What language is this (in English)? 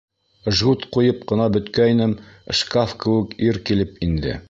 Bashkir